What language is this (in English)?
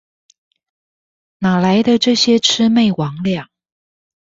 Chinese